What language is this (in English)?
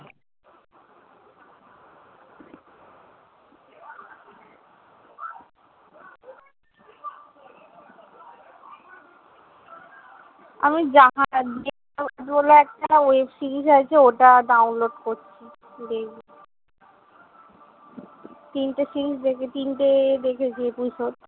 Bangla